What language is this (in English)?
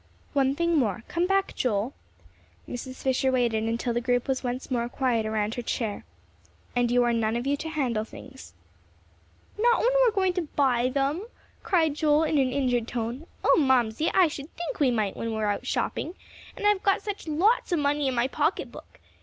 English